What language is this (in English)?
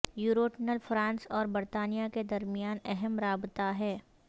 Urdu